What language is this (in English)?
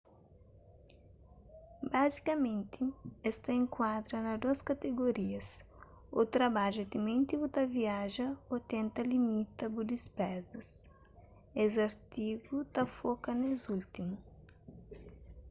Kabuverdianu